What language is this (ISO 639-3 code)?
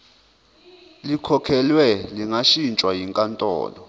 zul